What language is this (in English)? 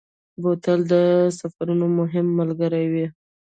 Pashto